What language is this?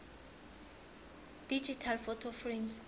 South Ndebele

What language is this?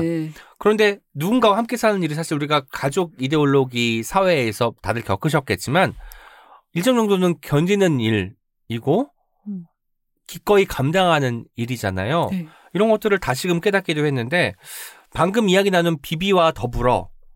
Korean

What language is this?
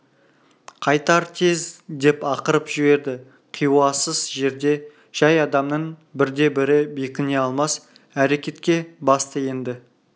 Kazakh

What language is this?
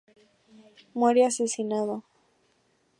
Spanish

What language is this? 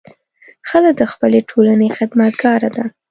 Pashto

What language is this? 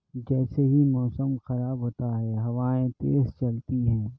Urdu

